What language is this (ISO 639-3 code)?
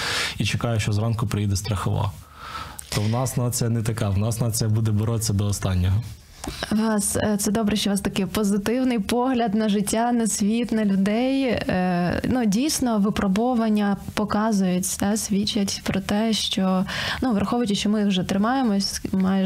ukr